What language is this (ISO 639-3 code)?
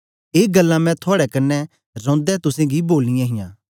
doi